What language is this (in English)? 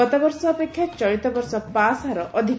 Odia